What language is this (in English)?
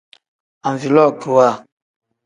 Tem